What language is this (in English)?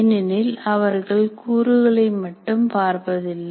Tamil